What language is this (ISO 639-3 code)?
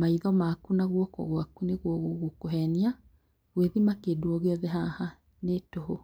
kik